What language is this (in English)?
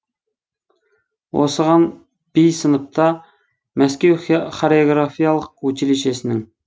Kazakh